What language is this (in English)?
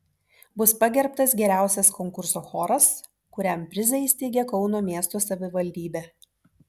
Lithuanian